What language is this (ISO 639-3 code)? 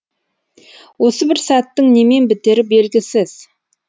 kaz